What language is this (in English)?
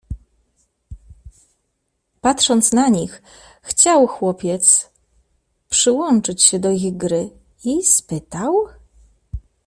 Polish